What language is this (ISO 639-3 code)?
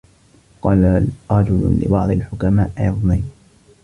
ara